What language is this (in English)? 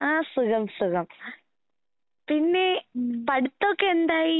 Malayalam